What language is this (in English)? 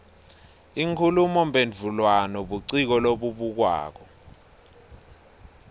Swati